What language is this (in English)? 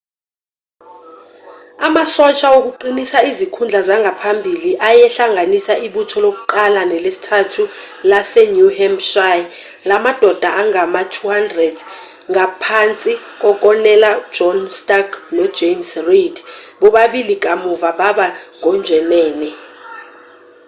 Zulu